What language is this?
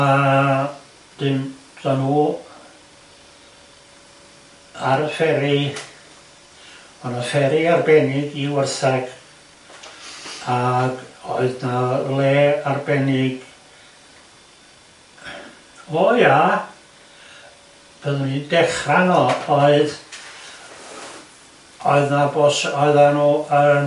Welsh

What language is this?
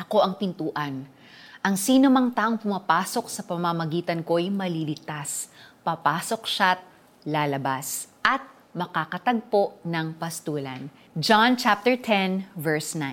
Filipino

